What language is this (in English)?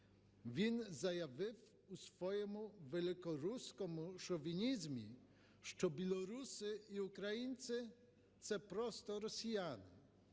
Ukrainian